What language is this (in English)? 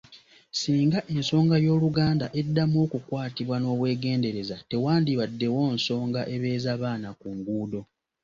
Ganda